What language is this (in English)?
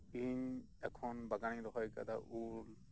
Santali